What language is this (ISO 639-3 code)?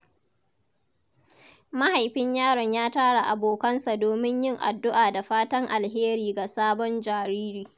hau